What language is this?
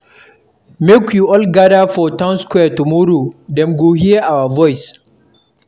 Nigerian Pidgin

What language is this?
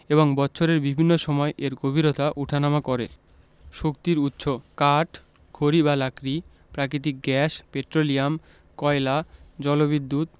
Bangla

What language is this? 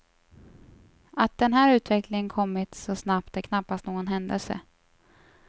Swedish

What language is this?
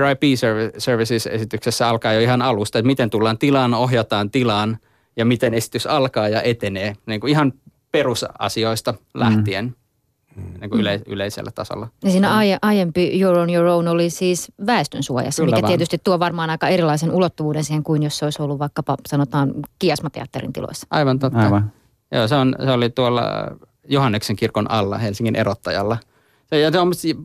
Finnish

